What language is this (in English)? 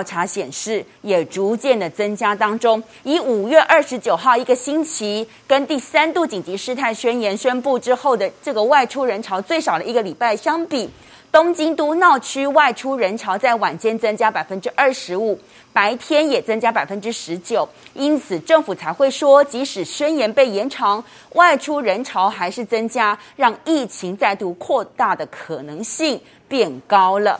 Chinese